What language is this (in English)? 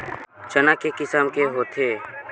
Chhattisgarhi